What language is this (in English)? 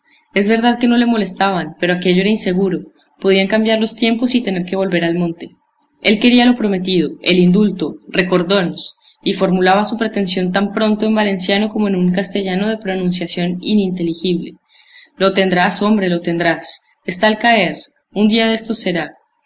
Spanish